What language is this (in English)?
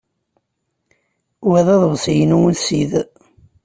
Kabyle